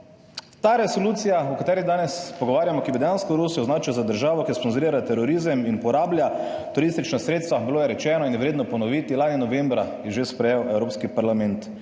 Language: Slovenian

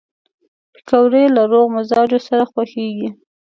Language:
Pashto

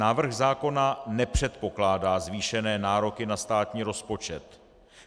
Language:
Czech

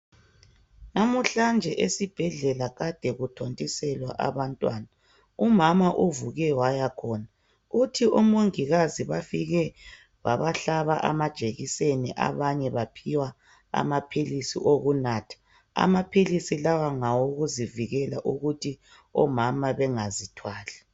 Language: North Ndebele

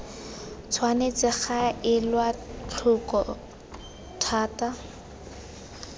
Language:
Tswana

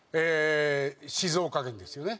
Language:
Japanese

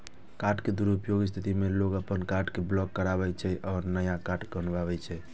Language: Maithili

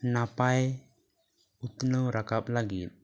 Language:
Santali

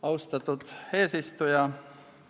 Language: Estonian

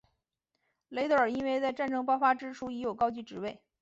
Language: Chinese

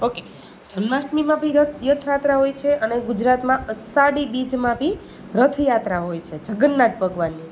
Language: Gujarati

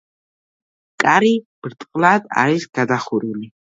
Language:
Georgian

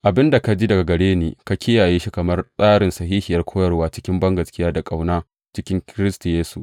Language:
Hausa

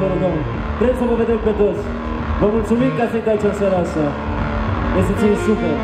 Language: Romanian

